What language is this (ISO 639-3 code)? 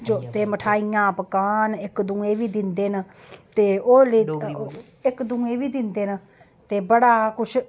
doi